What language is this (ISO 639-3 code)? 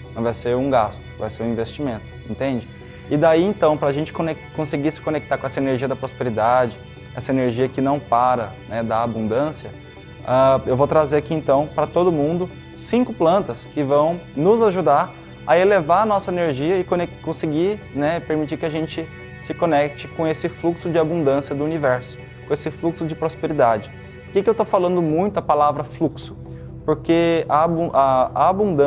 por